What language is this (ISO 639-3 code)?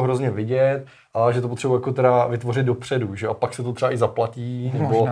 ces